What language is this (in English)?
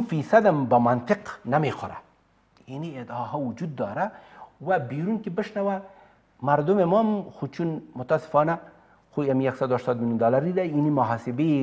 Persian